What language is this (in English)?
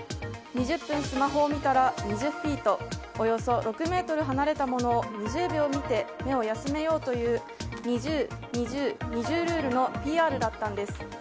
Japanese